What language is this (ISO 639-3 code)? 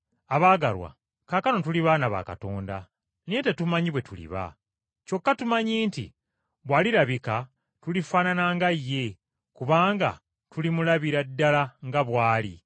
lug